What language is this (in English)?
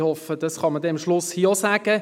Swiss German